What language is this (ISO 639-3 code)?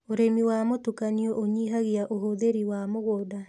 kik